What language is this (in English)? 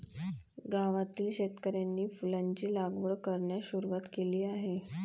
Marathi